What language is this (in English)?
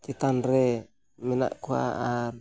Santali